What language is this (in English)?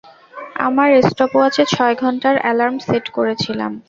Bangla